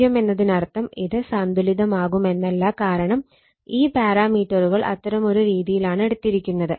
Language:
Malayalam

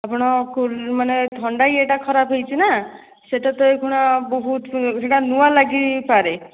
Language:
Odia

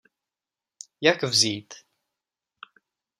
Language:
Czech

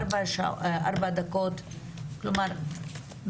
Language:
Hebrew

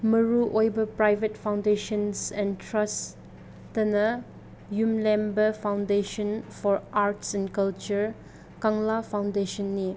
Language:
Manipuri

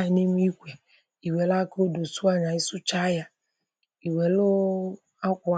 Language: Igbo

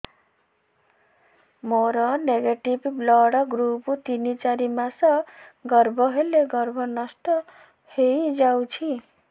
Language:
Odia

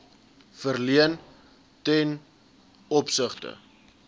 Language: Afrikaans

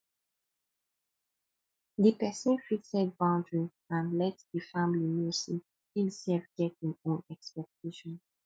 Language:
Nigerian Pidgin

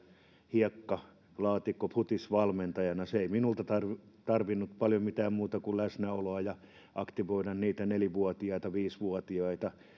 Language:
Finnish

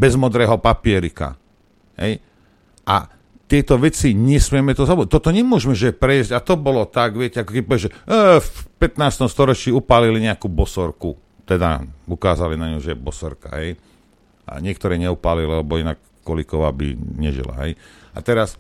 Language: Slovak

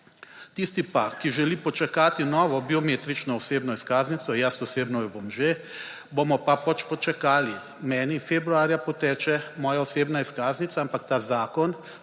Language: Slovenian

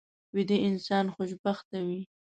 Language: Pashto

